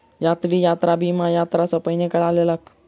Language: Maithili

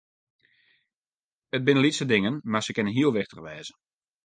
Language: Western Frisian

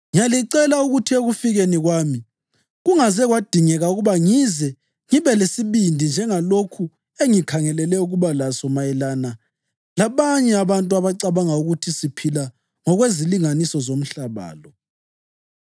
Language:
North Ndebele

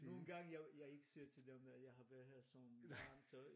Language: Danish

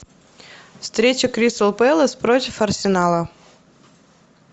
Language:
Russian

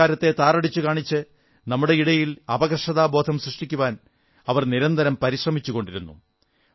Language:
Malayalam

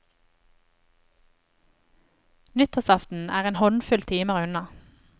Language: Norwegian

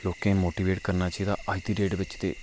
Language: Dogri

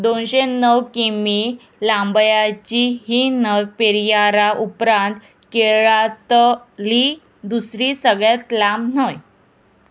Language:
Konkani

